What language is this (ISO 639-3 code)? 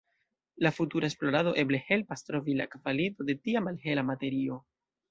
epo